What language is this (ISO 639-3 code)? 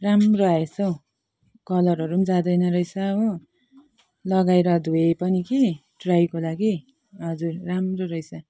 nep